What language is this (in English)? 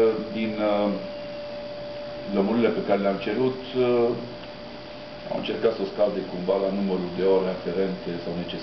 Romanian